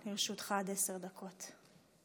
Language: Hebrew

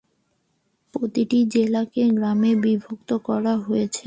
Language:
Bangla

